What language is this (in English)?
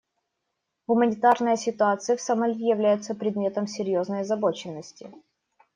Russian